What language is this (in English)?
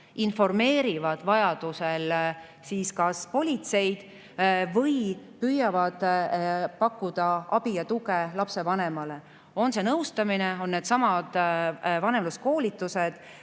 Estonian